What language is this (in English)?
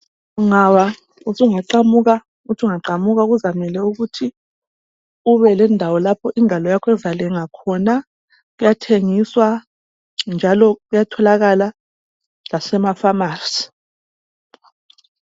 North Ndebele